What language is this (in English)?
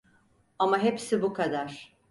Turkish